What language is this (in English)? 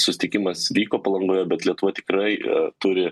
Lithuanian